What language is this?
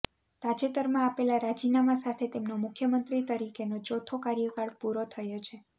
Gujarati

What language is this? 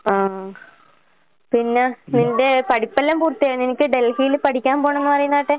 Malayalam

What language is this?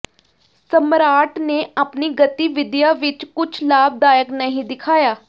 Punjabi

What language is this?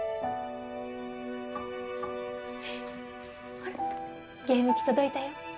Japanese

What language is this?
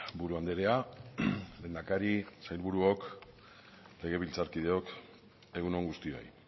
Basque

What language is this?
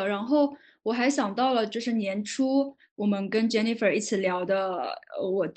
Chinese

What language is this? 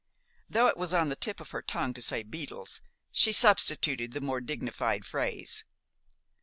English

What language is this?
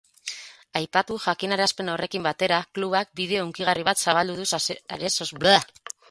Basque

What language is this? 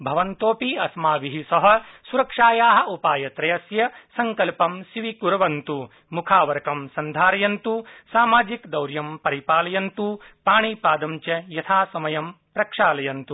Sanskrit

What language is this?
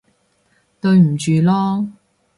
Cantonese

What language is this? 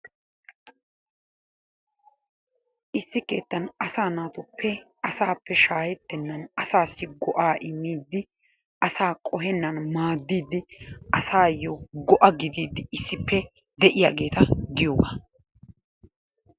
Wolaytta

